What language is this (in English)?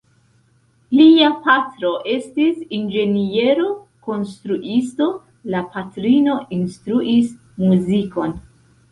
Esperanto